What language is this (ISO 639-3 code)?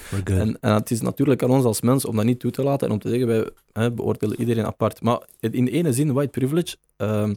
nld